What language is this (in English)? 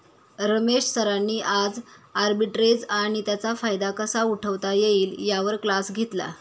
Marathi